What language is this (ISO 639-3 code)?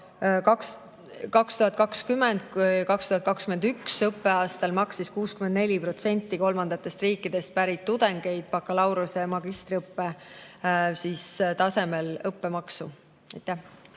est